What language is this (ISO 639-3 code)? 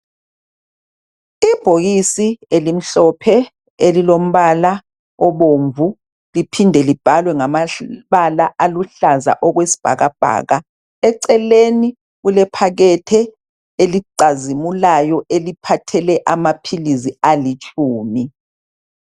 nde